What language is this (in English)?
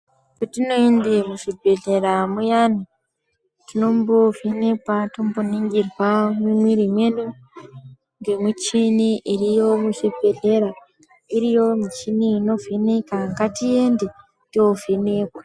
Ndau